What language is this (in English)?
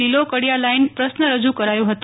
Gujarati